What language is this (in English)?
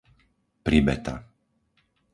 Slovak